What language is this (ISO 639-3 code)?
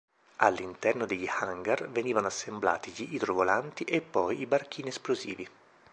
ita